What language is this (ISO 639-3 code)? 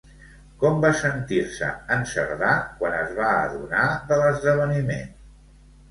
cat